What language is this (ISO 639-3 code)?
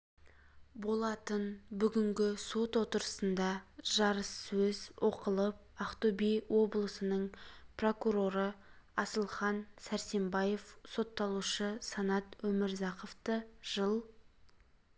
kaz